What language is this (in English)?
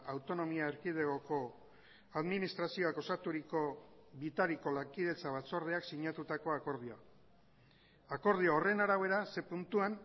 Basque